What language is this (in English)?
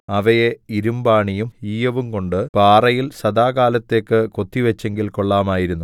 Malayalam